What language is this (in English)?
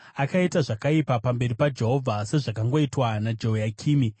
Shona